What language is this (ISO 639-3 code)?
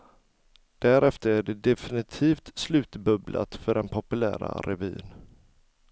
swe